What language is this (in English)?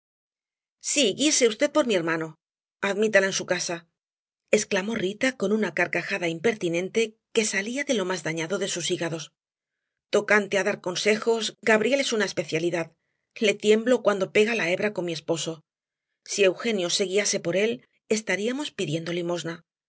Spanish